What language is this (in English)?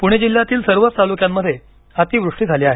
Marathi